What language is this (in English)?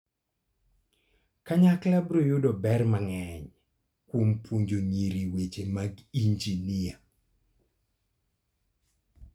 Luo (Kenya and Tanzania)